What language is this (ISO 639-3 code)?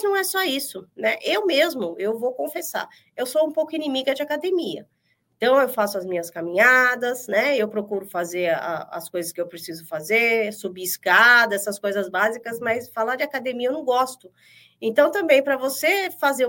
por